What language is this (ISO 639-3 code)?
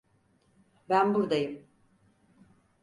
tur